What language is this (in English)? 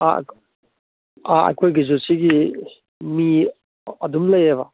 Manipuri